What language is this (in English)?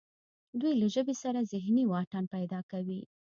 Pashto